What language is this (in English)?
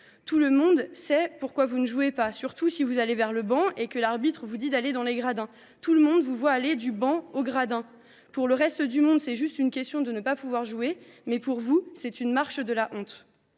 French